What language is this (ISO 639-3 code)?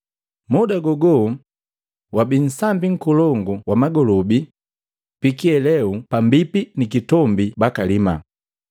mgv